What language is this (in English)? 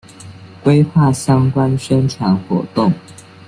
Chinese